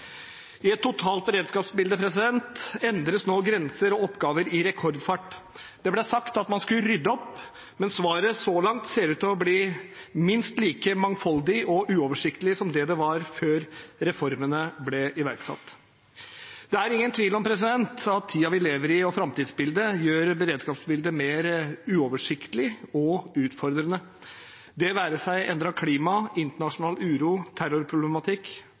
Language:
Norwegian Bokmål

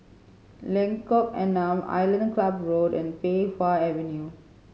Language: English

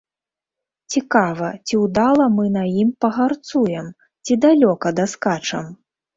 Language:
Belarusian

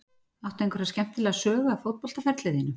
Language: Icelandic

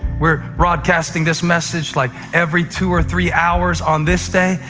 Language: English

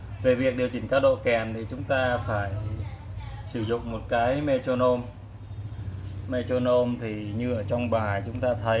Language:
Vietnamese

